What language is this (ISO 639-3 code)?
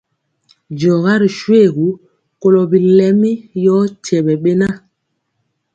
mcx